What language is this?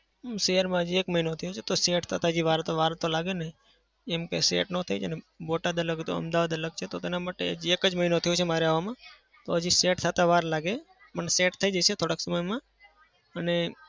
Gujarati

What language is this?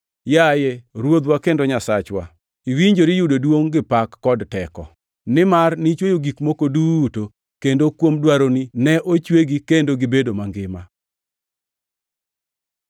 Luo (Kenya and Tanzania)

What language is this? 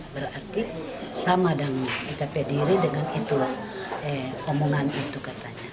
Indonesian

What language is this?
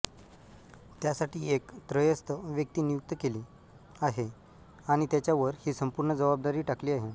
Marathi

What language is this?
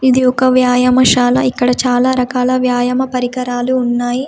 Telugu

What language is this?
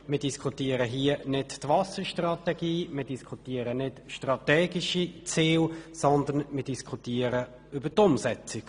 Swiss German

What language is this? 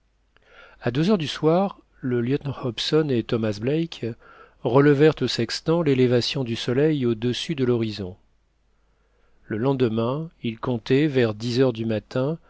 French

